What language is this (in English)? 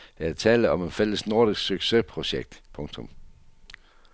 Danish